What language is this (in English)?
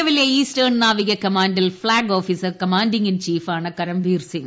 Malayalam